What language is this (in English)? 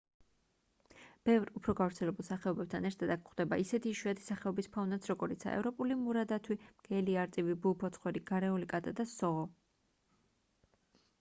Georgian